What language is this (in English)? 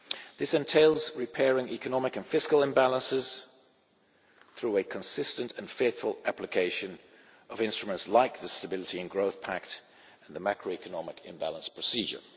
English